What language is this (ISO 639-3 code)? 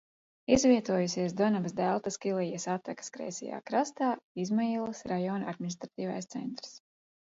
lav